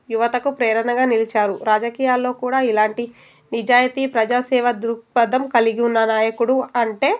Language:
Telugu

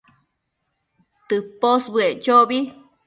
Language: Matsés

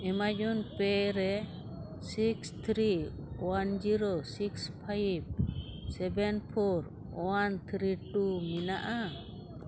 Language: Santali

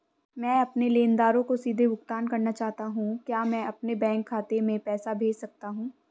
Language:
Hindi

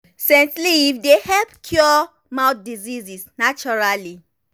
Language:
Nigerian Pidgin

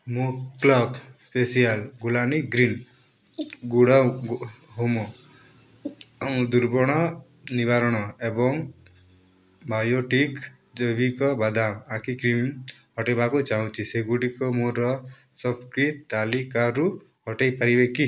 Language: Odia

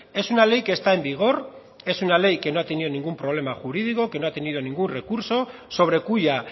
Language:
Spanish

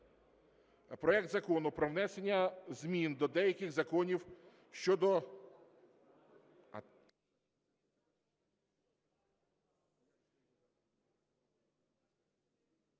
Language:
Ukrainian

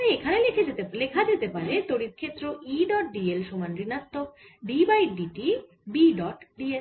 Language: Bangla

